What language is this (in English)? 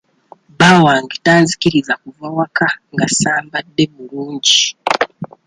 Ganda